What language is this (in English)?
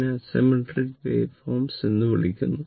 Malayalam